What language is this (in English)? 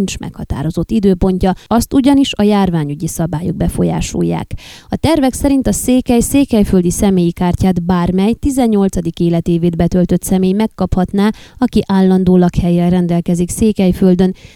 Hungarian